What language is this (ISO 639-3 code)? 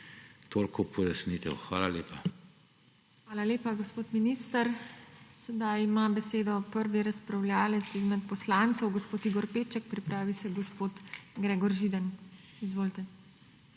slv